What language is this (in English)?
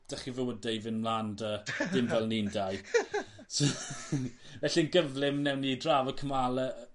Welsh